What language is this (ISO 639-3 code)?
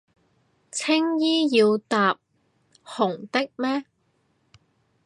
yue